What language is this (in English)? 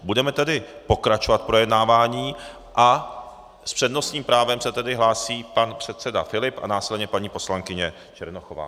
Czech